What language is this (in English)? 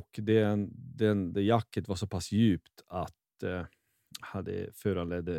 Swedish